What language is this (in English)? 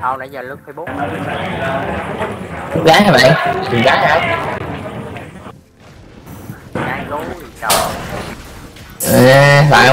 Vietnamese